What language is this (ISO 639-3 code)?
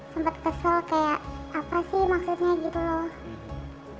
ind